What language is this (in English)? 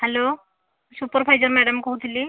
Odia